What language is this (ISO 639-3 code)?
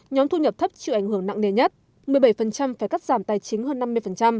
vie